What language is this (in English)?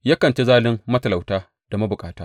Hausa